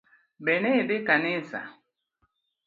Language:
Luo (Kenya and Tanzania)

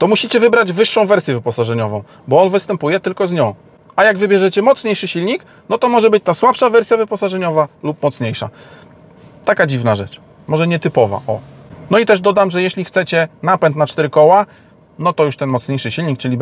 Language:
Polish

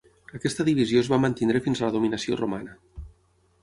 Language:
Catalan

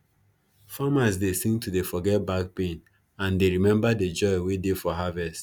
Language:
Nigerian Pidgin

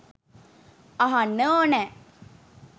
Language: Sinhala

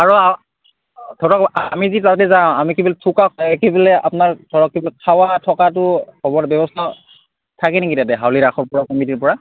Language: Assamese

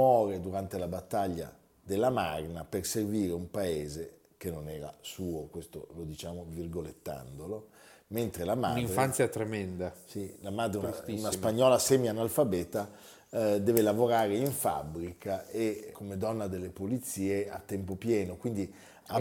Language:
Italian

